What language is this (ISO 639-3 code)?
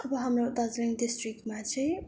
nep